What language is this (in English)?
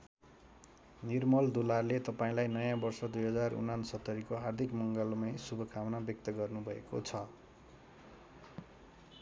Nepali